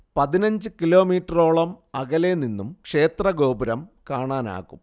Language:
Malayalam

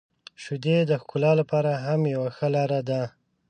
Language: Pashto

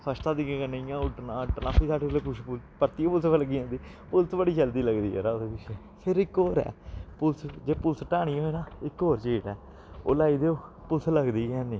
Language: Dogri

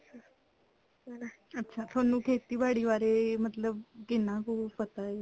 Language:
Punjabi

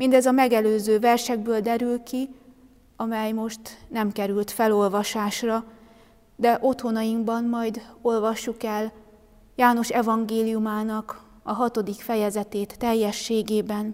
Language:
Hungarian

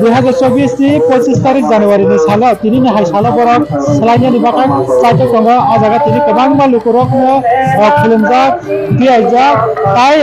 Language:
Bangla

